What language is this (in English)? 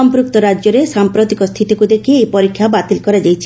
Odia